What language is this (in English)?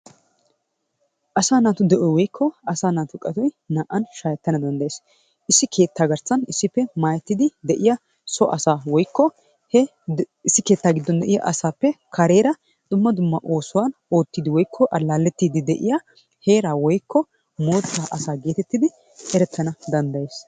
Wolaytta